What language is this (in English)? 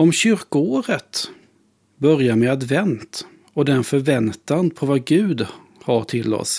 Swedish